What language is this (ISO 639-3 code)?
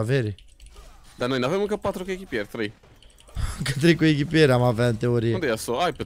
ron